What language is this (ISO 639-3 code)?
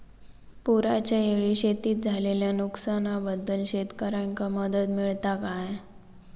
mar